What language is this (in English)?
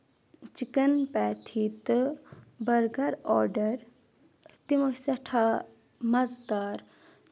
Kashmiri